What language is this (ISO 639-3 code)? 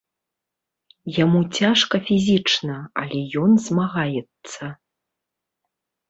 bel